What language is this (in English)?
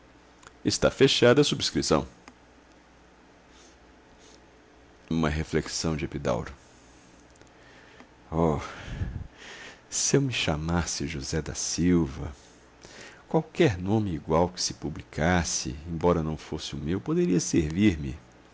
Portuguese